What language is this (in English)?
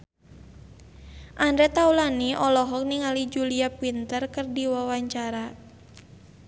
Sundanese